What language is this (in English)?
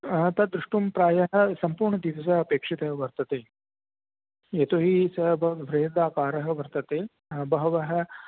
Sanskrit